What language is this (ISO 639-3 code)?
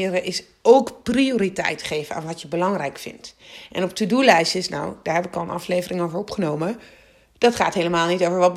nld